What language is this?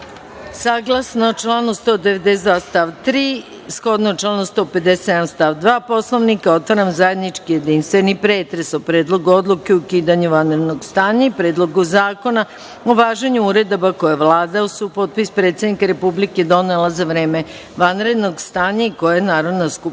Serbian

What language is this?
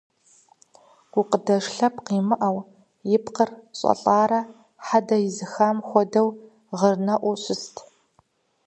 Kabardian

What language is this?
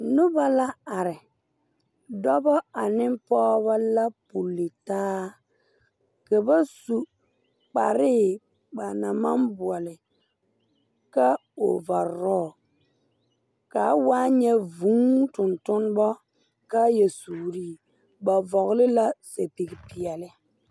Southern Dagaare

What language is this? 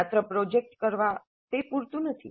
Gujarati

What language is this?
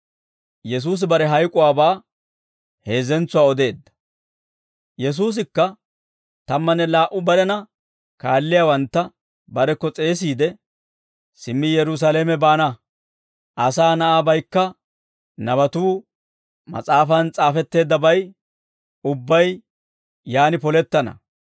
Dawro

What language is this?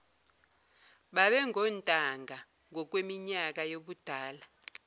Zulu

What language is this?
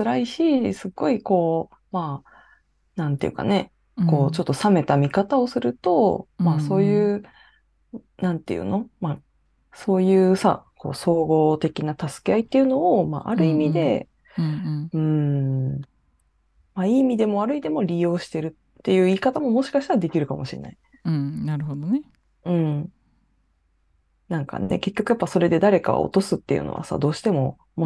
Japanese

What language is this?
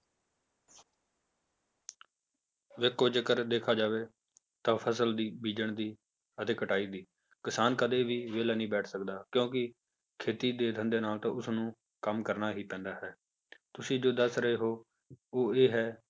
Punjabi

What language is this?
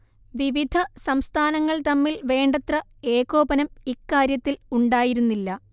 Malayalam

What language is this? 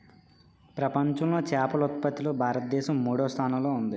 Telugu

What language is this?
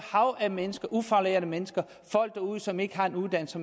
Danish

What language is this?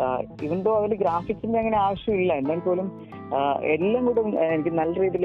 Malayalam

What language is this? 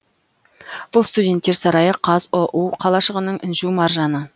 Kazakh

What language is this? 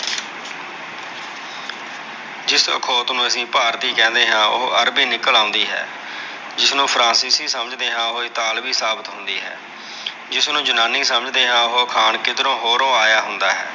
Punjabi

